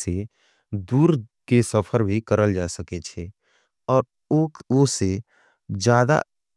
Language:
Angika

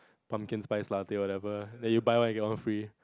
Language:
English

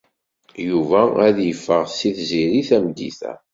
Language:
Kabyle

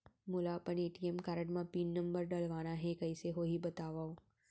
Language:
Chhattisgarhi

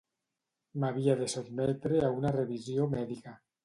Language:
Catalan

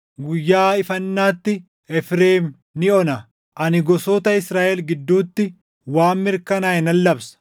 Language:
Oromo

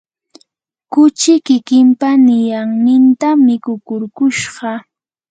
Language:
Yanahuanca Pasco Quechua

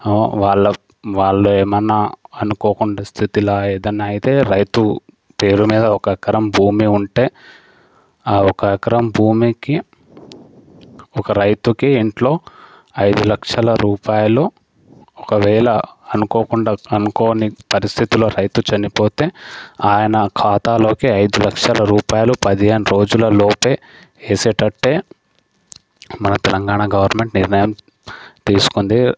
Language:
Telugu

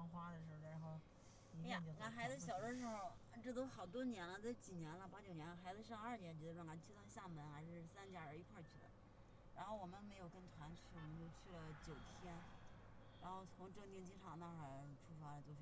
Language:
Chinese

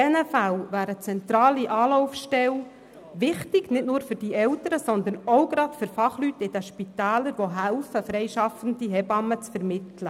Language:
Swiss German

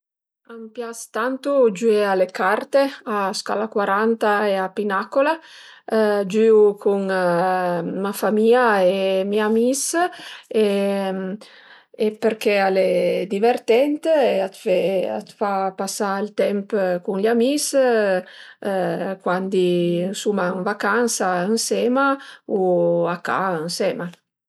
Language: Piedmontese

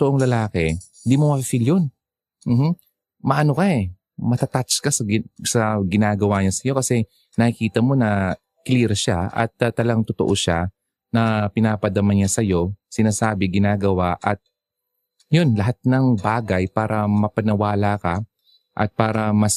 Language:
Filipino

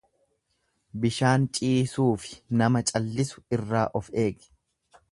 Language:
Oromo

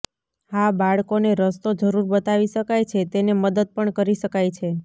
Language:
Gujarati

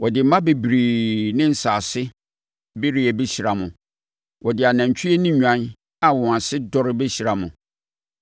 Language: Akan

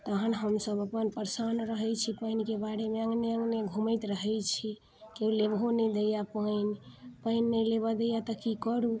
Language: Maithili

